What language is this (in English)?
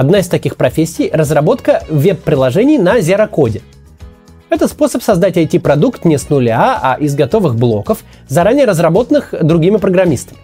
Russian